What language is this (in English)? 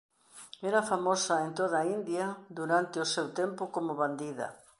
Galician